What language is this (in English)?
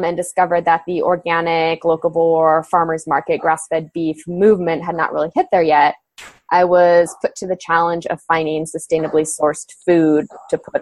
English